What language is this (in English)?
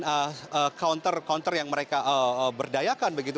Indonesian